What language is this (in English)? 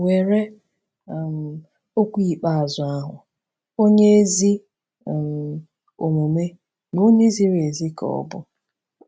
Igbo